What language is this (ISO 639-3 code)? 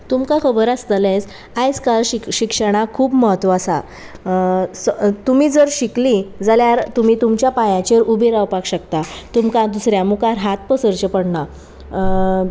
kok